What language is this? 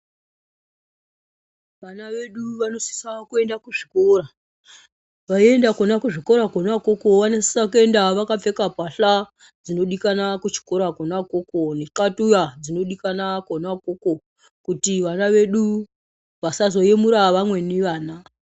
Ndau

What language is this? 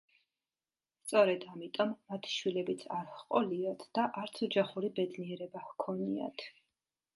Georgian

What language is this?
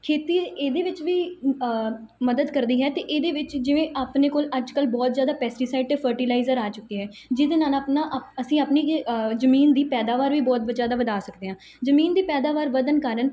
Punjabi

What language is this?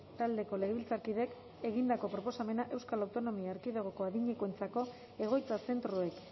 Basque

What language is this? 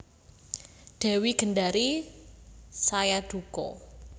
Javanese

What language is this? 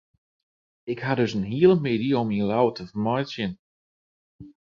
Western Frisian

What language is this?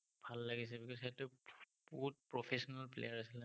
Assamese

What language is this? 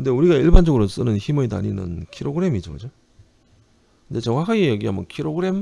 Korean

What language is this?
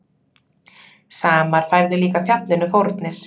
Icelandic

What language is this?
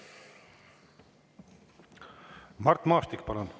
Estonian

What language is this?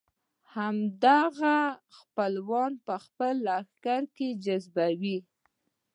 Pashto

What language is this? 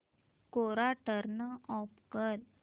Marathi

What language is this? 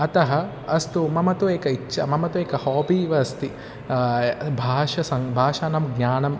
Sanskrit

